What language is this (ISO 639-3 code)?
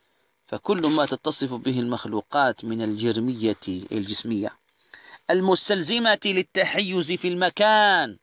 ara